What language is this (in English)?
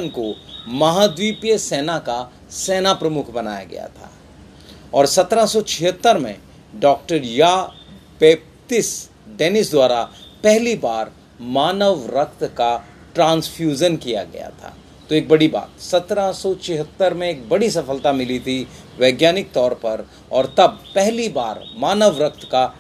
Hindi